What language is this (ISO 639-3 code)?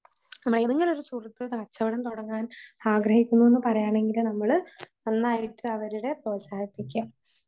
mal